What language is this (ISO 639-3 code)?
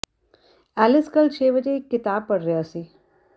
pan